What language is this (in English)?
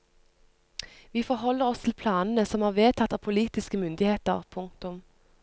Norwegian